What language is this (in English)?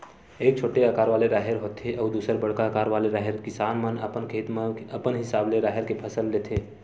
Chhattisgarhi